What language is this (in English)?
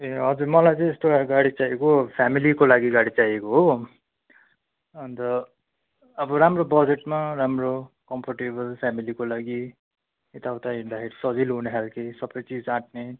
Nepali